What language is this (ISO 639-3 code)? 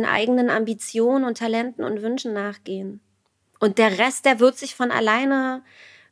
deu